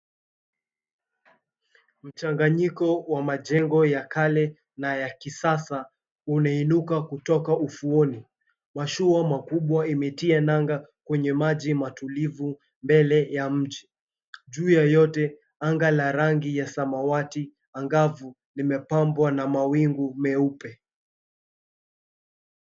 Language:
Swahili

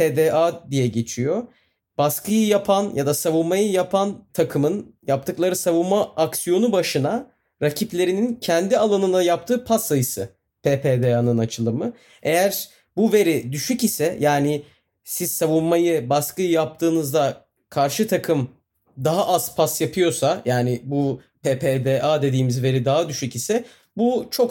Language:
Turkish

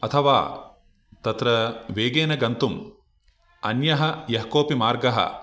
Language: Sanskrit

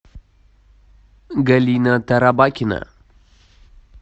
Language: Russian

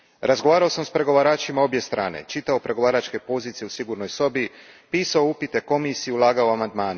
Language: Croatian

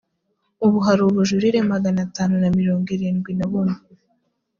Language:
Kinyarwanda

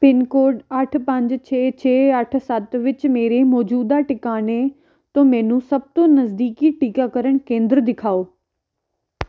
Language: Punjabi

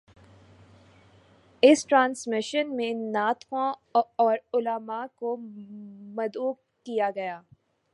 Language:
Urdu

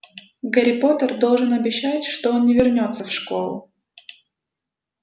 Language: Russian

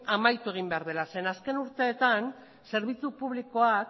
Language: Basque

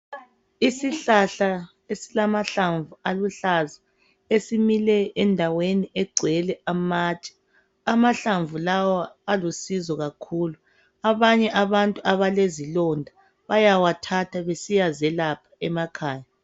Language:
North Ndebele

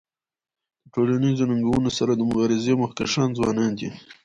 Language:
Pashto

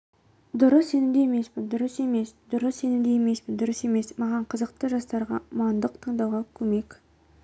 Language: Kazakh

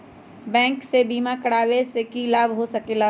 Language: Magahi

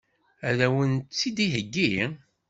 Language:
Kabyle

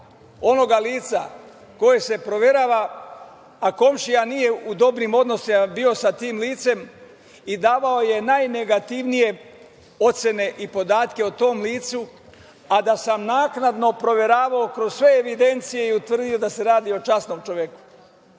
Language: Serbian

